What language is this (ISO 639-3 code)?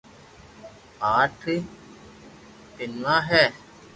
lrk